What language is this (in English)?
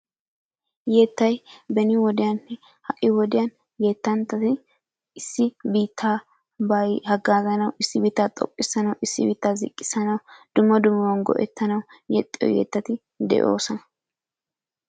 Wolaytta